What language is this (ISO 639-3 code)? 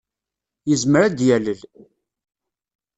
kab